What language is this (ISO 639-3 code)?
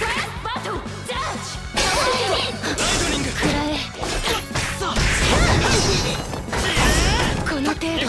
jpn